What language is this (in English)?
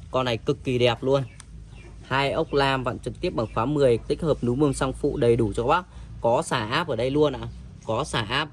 Vietnamese